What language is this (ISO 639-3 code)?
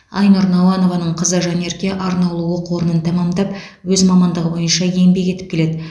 kaz